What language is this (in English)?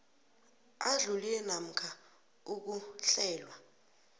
South Ndebele